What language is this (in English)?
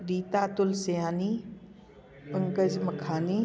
Sindhi